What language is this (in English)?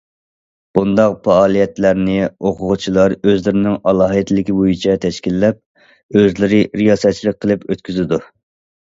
Uyghur